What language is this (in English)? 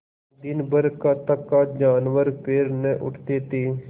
Hindi